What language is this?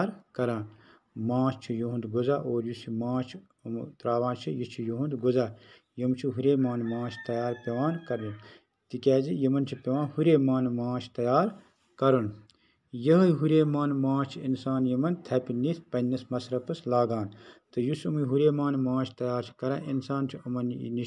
Turkish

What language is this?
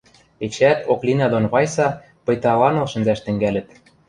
Western Mari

